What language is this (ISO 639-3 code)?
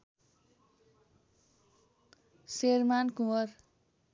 nep